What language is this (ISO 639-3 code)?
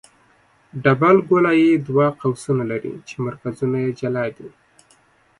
pus